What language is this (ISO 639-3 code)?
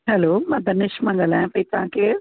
snd